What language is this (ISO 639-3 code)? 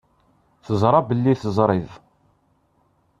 kab